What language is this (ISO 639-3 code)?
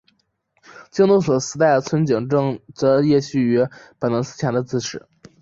zho